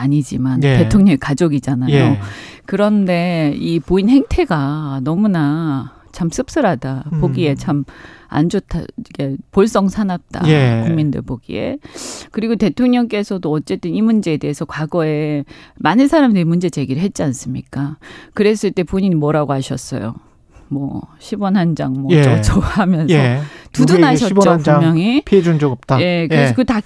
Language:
Korean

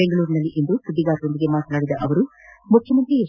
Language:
Kannada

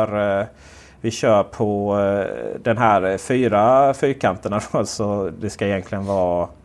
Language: Swedish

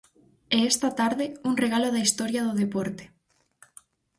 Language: Galician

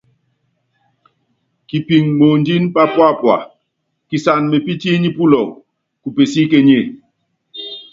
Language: Yangben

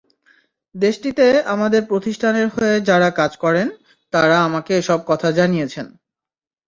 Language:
Bangla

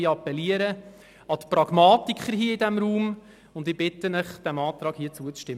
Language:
Swiss German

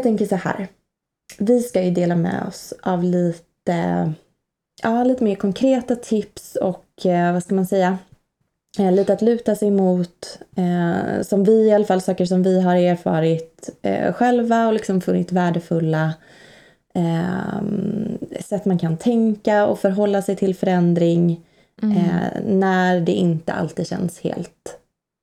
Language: Swedish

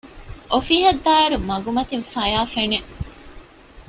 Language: Divehi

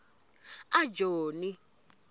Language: Tsonga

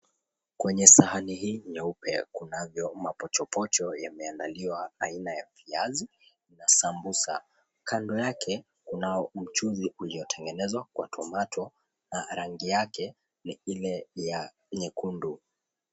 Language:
Swahili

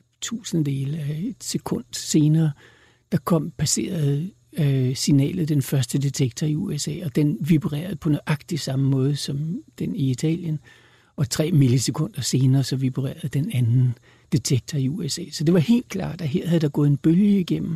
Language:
Danish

